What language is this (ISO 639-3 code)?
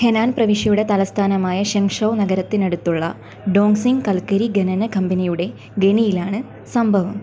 mal